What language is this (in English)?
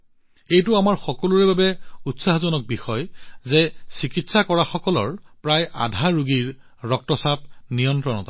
Assamese